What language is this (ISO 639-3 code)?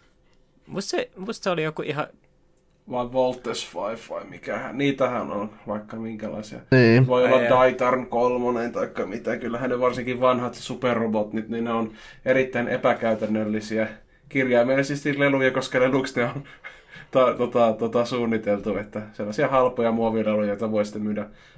fin